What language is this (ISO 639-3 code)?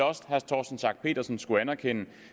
dan